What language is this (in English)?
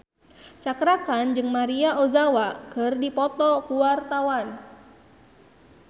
Sundanese